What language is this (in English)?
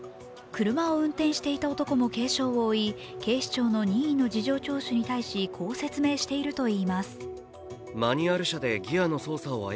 Japanese